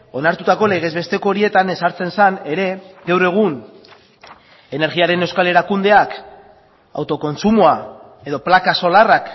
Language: Basque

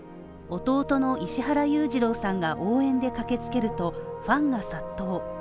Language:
Japanese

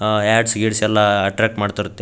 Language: Kannada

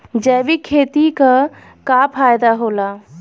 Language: Bhojpuri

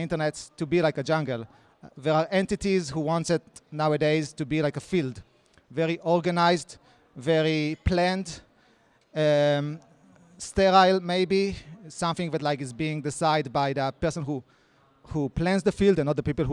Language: English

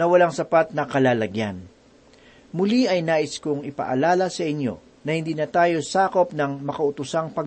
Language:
Filipino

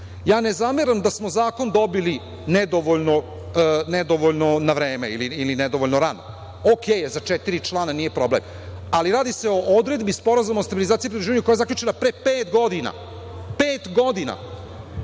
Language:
Serbian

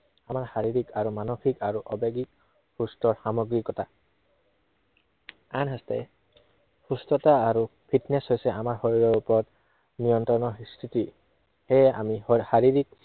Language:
Assamese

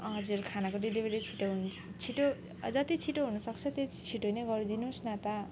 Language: Nepali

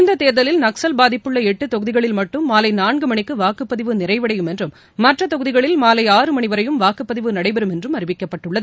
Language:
Tamil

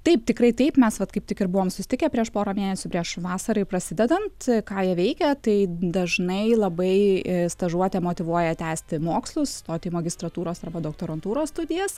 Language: Lithuanian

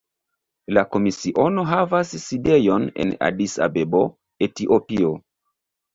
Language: Esperanto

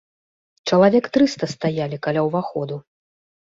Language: Belarusian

